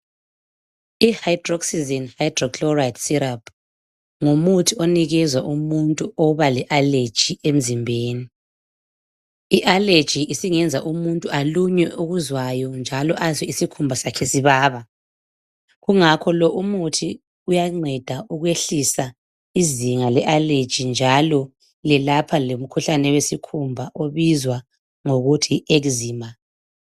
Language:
North Ndebele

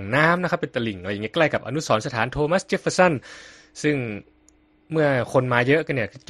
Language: Thai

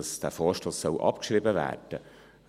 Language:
Swiss German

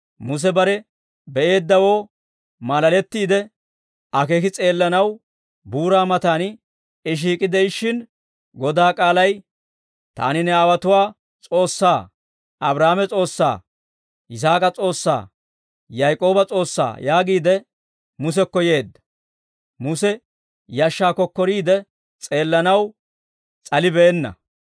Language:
Dawro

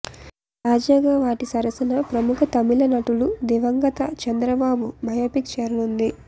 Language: Telugu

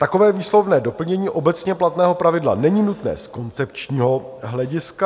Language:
Czech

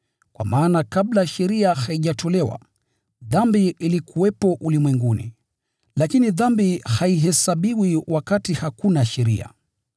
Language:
Swahili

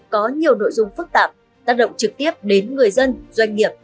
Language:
Vietnamese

